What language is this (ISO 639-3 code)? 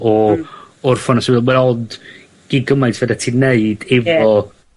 cym